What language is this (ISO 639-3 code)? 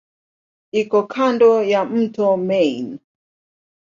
swa